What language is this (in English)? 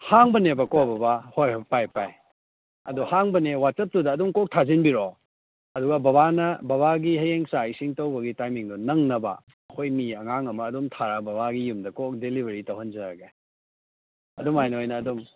Manipuri